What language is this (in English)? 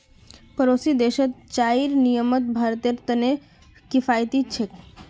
Magahi